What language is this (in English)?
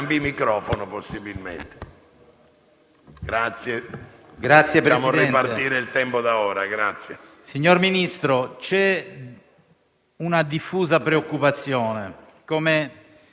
Italian